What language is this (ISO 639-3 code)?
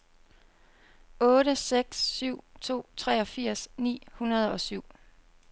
dan